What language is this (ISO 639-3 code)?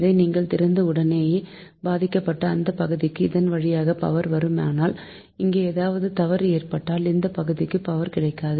tam